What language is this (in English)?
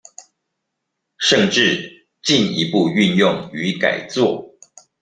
Chinese